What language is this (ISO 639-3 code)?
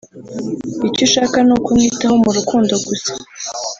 kin